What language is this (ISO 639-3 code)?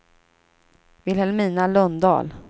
swe